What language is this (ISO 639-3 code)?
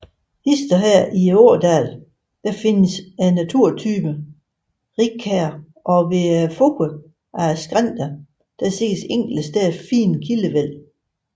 dan